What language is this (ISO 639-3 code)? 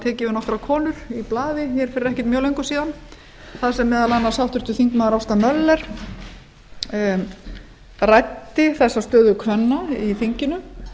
isl